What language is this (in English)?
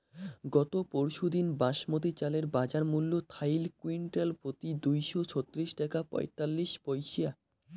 Bangla